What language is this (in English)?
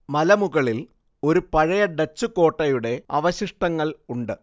Malayalam